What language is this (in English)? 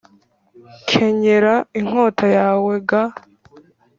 Kinyarwanda